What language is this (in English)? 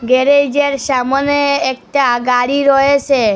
Bangla